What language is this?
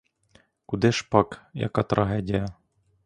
Ukrainian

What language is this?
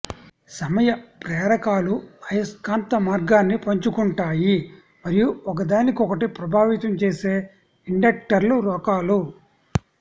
Telugu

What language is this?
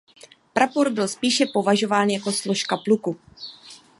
Czech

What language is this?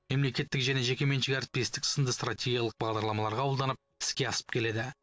Kazakh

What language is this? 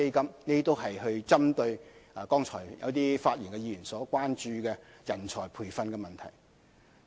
Cantonese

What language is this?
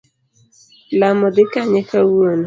Luo (Kenya and Tanzania)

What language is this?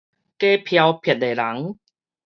Min Nan Chinese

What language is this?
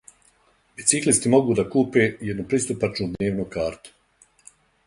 Serbian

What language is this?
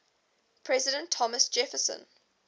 English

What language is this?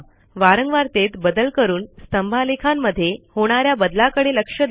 Marathi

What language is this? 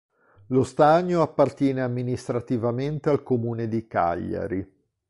Italian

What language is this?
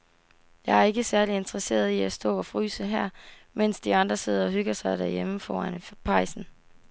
Danish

